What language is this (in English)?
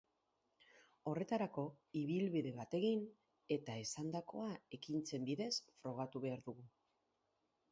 Basque